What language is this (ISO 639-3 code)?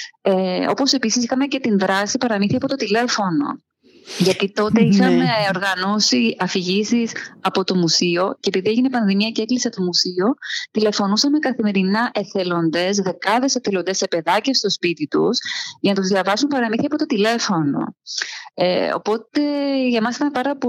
ell